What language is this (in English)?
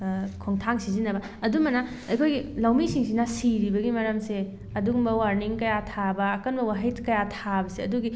Manipuri